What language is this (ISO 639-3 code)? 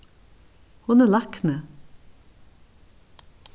fao